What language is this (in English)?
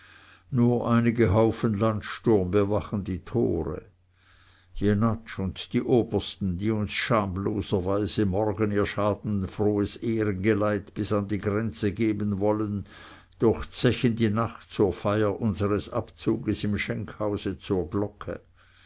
German